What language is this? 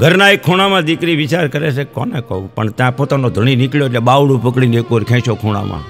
Gujarati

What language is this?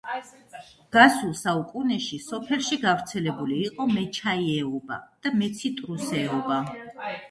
Georgian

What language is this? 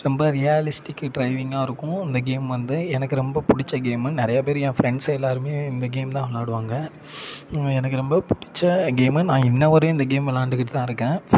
Tamil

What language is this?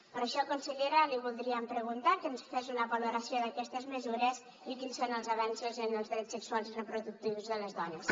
Catalan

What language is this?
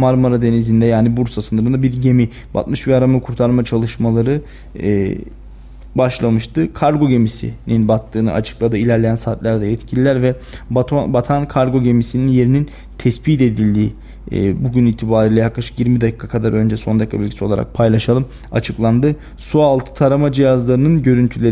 Turkish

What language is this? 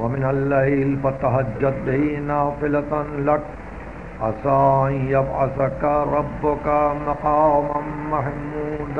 Hindi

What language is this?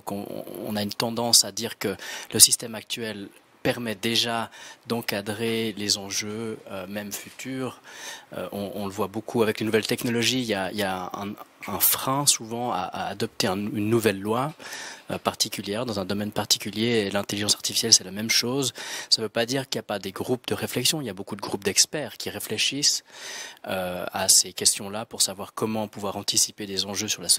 French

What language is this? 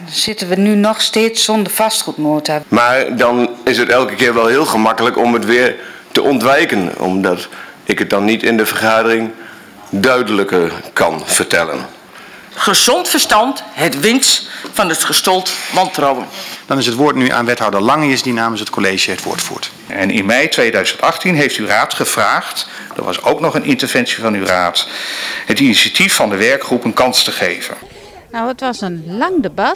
Dutch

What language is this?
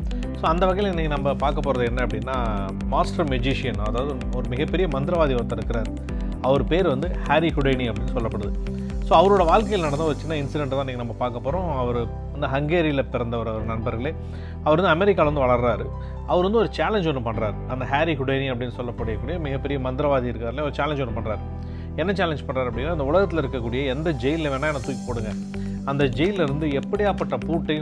Tamil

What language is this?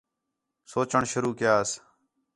Khetrani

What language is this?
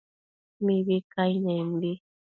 Matsés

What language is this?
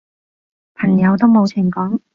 Cantonese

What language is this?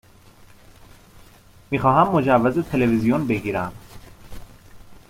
Persian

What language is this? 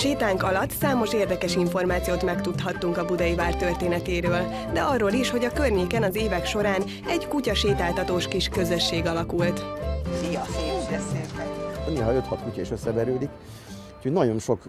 Hungarian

